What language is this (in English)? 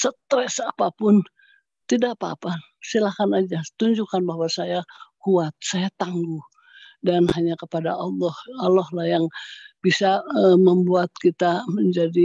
Indonesian